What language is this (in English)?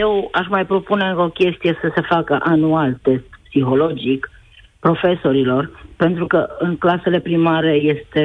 Romanian